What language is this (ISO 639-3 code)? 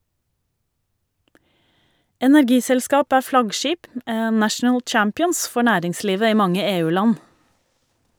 nor